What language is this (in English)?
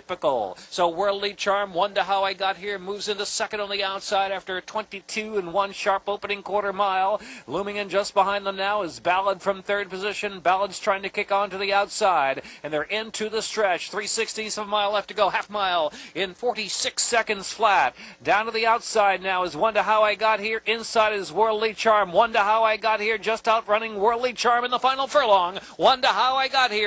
English